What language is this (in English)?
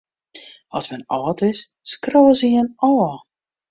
Western Frisian